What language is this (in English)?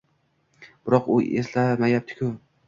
Uzbek